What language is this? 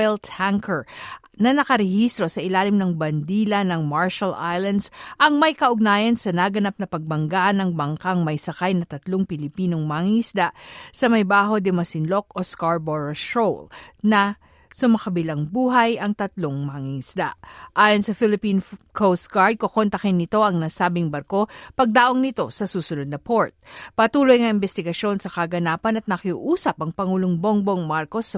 Filipino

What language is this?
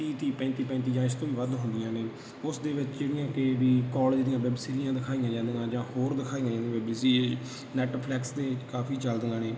Punjabi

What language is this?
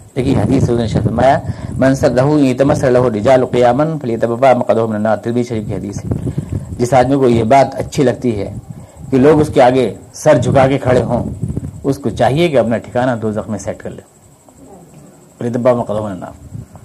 Urdu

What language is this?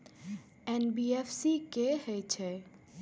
Maithili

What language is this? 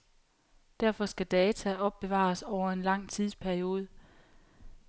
Danish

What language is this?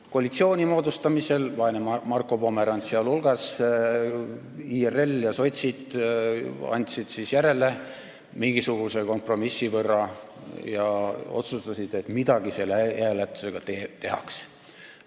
Estonian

